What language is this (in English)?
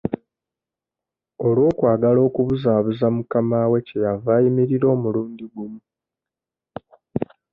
Ganda